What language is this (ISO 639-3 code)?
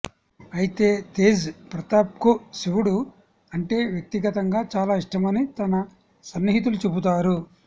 tel